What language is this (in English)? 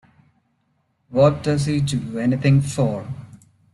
English